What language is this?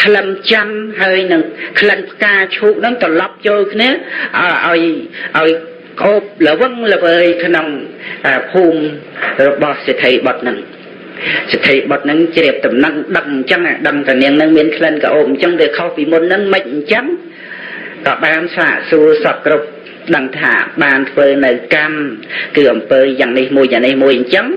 Khmer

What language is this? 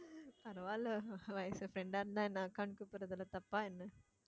Tamil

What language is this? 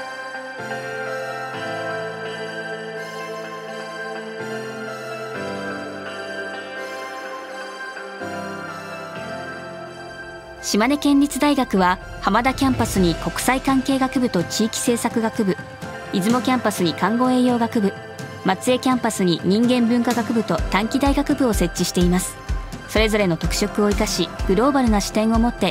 Japanese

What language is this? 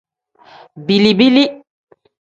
Tem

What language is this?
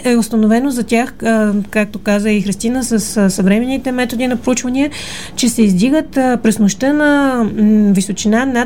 Bulgarian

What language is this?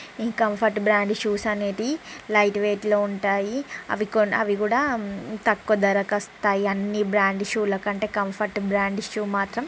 Telugu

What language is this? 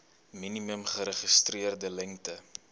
Afrikaans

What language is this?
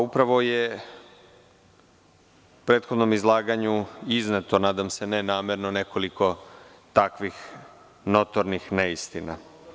Serbian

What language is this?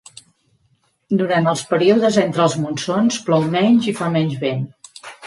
Catalan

